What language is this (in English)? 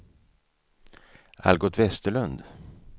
Swedish